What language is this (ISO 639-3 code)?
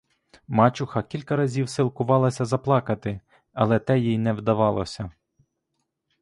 ukr